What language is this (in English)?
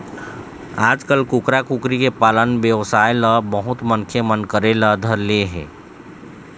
Chhattisgarhi